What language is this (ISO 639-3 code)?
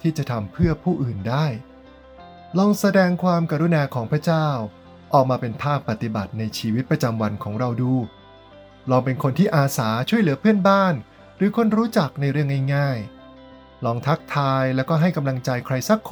tha